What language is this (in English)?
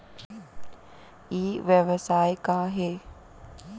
Chhattisgarhi